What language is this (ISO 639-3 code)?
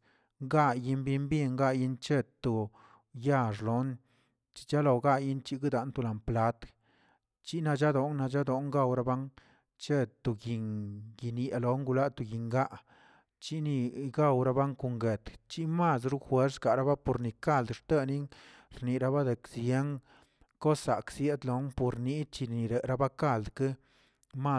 zts